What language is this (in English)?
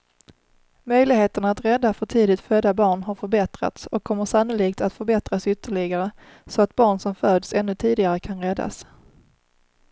Swedish